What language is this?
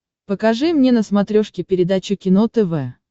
Russian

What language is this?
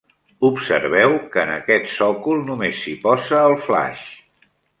Catalan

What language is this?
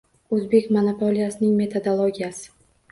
Uzbek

